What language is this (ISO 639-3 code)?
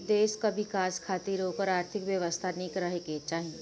bho